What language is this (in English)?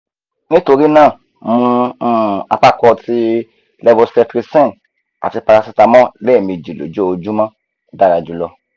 Yoruba